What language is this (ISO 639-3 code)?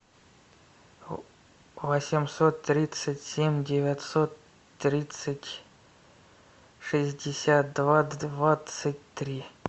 rus